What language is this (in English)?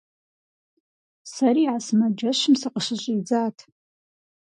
Kabardian